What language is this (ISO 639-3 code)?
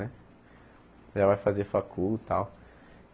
por